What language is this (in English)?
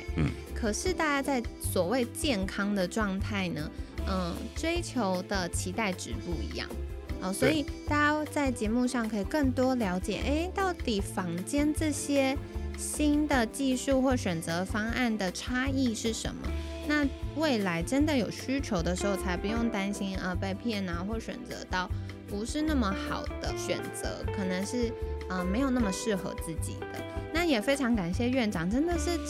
Chinese